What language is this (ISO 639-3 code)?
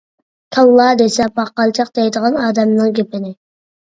uig